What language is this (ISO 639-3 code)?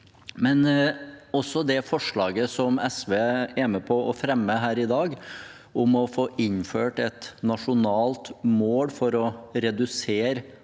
nor